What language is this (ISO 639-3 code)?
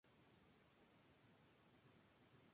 spa